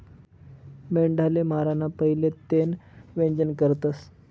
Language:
Marathi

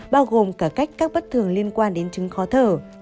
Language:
Vietnamese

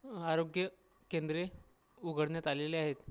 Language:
Marathi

